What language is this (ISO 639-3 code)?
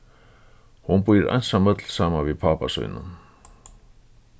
fao